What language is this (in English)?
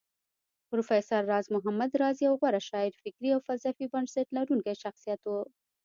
Pashto